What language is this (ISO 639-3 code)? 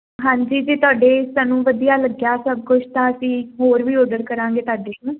pan